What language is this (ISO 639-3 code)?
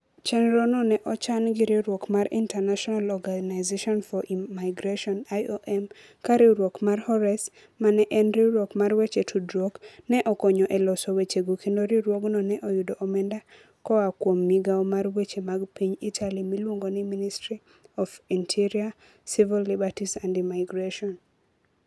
luo